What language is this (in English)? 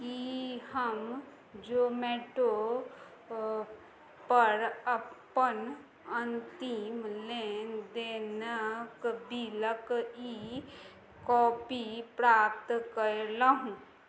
Maithili